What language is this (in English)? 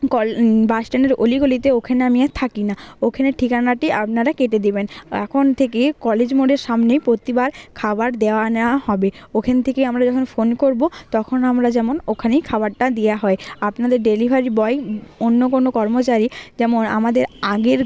Bangla